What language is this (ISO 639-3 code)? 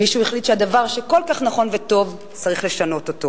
heb